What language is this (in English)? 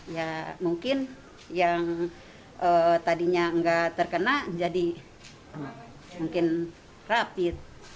Indonesian